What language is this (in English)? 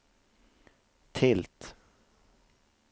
Swedish